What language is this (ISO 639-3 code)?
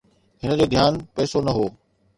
snd